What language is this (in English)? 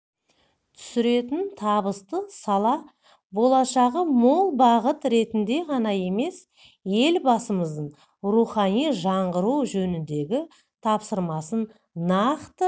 Kazakh